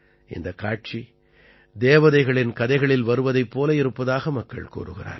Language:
Tamil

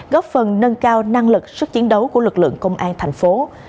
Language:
Vietnamese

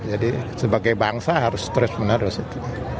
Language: Indonesian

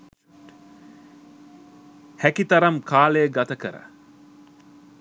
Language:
Sinhala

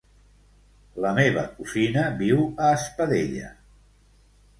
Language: Catalan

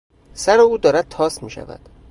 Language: Persian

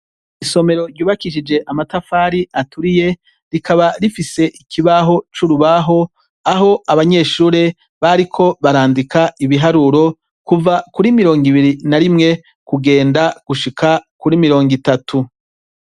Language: Rundi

